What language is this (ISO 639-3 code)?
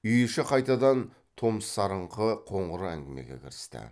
kaz